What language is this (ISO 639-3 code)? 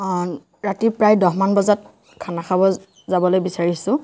asm